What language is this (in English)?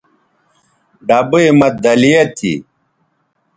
Bateri